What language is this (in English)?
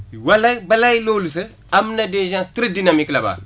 Wolof